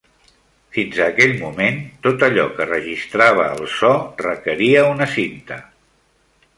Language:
Catalan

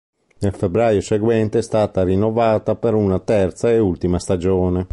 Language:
Italian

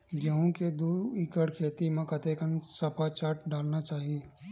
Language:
Chhattisgarhi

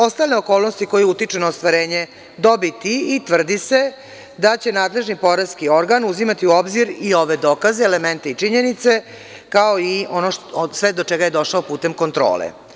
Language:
Serbian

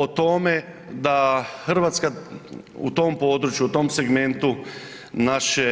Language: Croatian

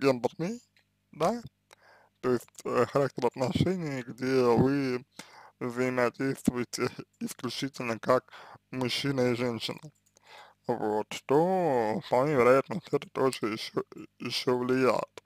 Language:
Russian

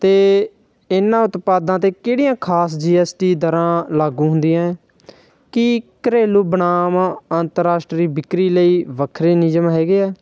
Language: Punjabi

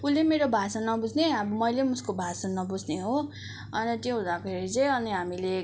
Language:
Nepali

